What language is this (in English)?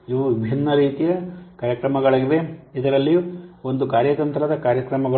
Kannada